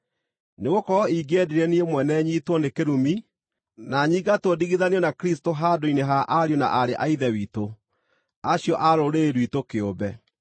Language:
Kikuyu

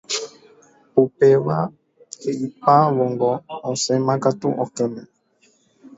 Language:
Guarani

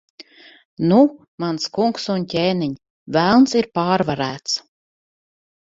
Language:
Latvian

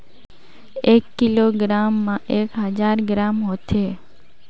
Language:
Chhattisgarhi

